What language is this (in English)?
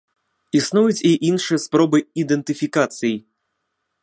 Belarusian